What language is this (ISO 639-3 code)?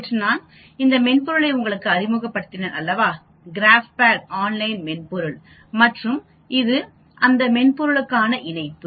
tam